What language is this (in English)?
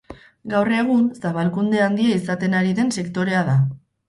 Basque